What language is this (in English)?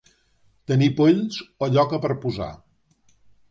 Catalan